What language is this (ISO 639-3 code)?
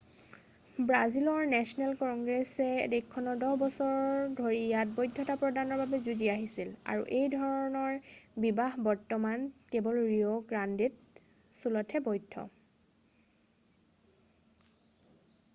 asm